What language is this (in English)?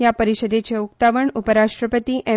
Konkani